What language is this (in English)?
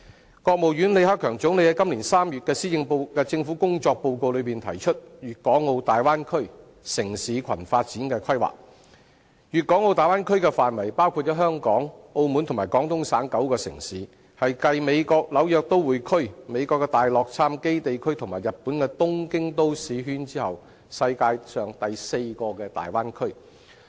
Cantonese